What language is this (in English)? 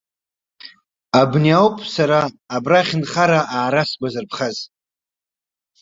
Abkhazian